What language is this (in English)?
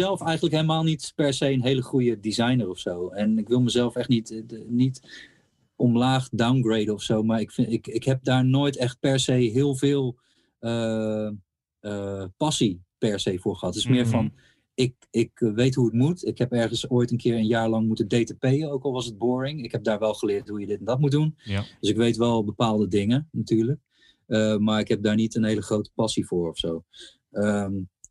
Dutch